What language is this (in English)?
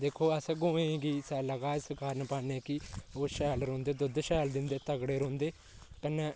Dogri